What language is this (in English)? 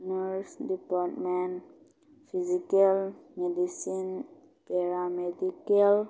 Manipuri